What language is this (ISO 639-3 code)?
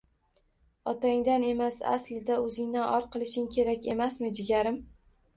uzb